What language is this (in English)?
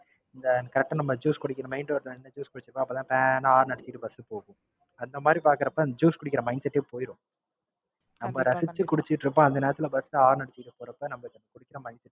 Tamil